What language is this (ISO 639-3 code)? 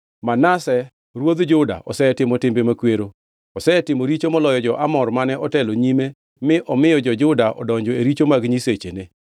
luo